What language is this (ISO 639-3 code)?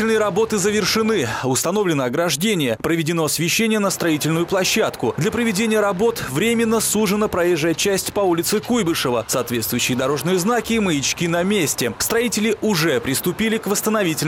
rus